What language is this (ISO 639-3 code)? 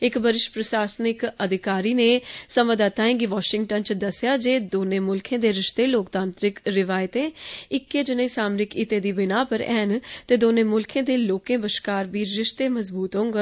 doi